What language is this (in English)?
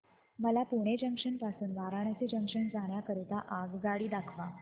Marathi